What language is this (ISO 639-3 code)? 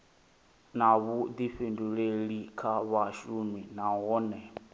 ven